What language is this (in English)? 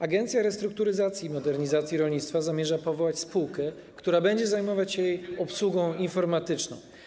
Polish